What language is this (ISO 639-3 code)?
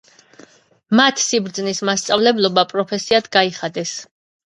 kat